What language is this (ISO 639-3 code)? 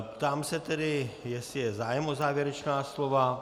ces